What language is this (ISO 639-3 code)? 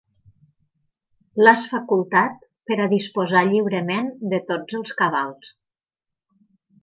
cat